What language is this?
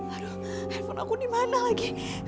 Indonesian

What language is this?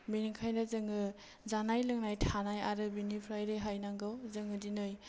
Bodo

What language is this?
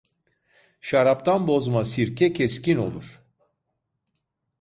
Turkish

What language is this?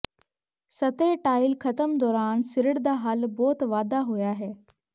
Punjabi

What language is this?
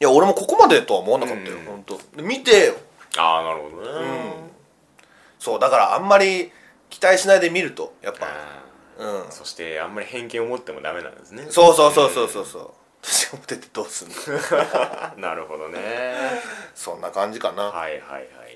Japanese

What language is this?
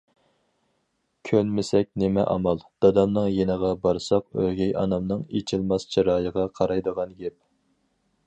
Uyghur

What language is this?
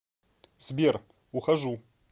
Russian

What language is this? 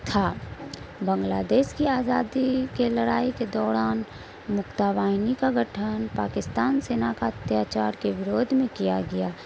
Urdu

